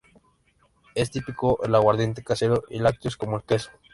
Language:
Spanish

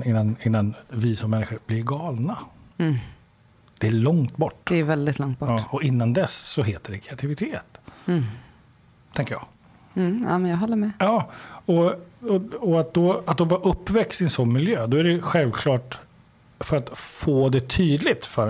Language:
Swedish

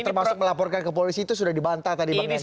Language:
Indonesian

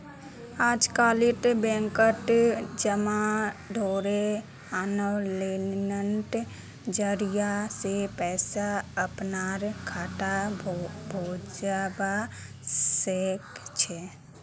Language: Magahi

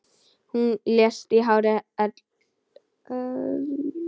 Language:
Icelandic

